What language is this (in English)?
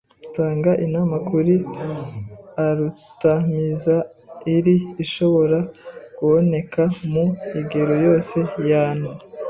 Kinyarwanda